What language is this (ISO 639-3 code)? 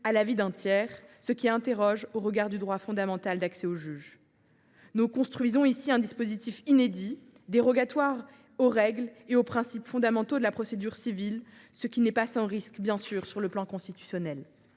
fra